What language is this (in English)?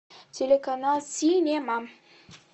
Russian